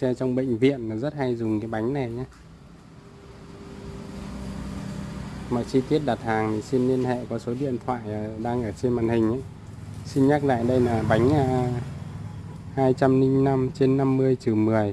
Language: Vietnamese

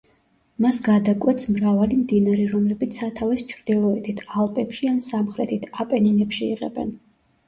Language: Georgian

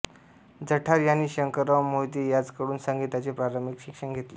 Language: Marathi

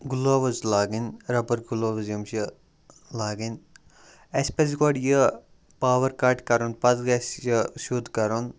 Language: Kashmiri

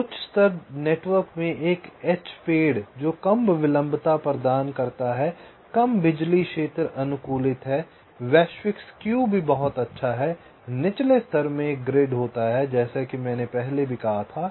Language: Hindi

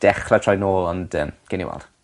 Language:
Welsh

